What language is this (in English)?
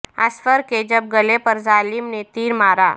Urdu